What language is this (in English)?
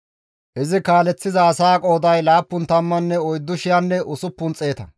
Gamo